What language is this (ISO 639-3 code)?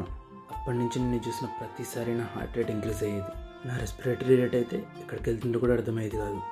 tel